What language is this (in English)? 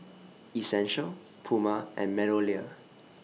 English